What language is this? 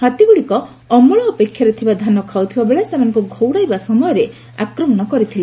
Odia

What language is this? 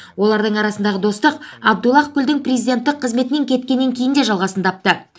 Kazakh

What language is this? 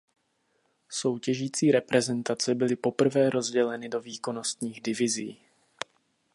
Czech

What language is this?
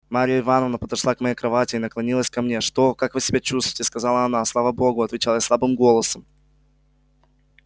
Russian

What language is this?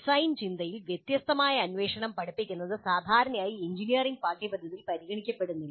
Malayalam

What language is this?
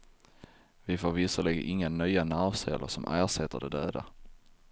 Swedish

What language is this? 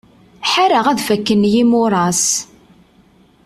Kabyle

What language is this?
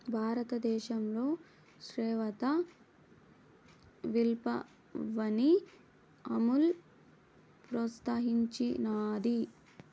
Telugu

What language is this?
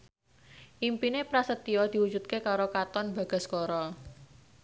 Javanese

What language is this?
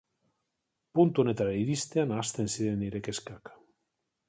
Basque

